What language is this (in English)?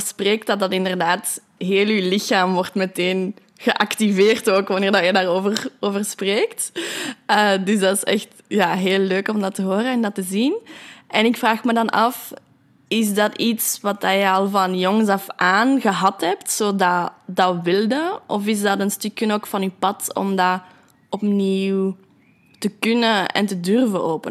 Dutch